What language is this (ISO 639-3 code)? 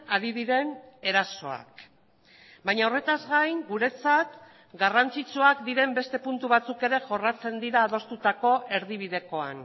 eus